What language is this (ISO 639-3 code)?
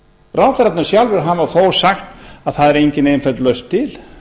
isl